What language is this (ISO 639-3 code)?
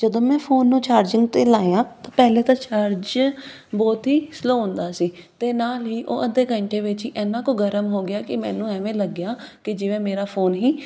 pan